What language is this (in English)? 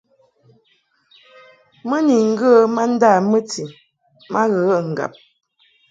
Mungaka